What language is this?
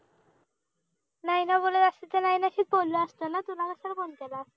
Marathi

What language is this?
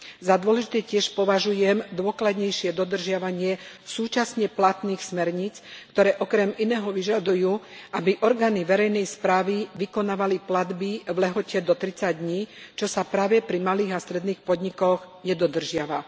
Slovak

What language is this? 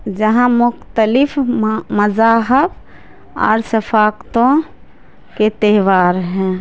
Urdu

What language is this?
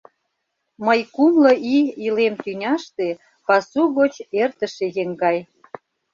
Mari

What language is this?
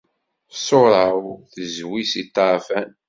Kabyle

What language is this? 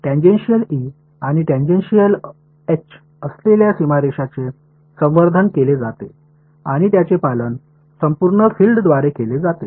Marathi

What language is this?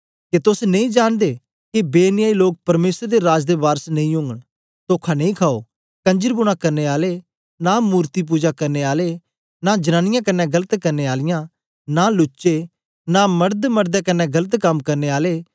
Dogri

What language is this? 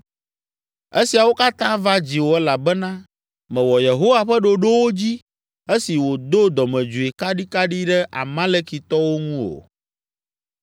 Ewe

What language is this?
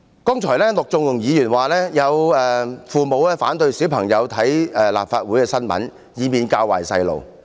Cantonese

